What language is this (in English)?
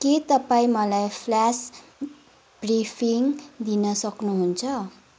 Nepali